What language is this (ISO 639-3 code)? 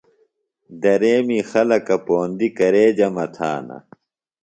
phl